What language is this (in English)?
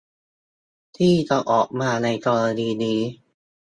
Thai